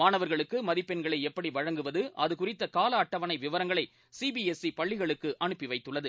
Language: Tamil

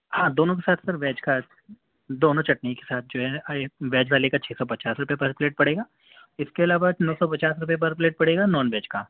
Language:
Urdu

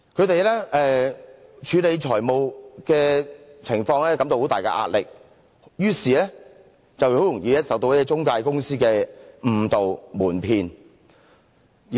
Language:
Cantonese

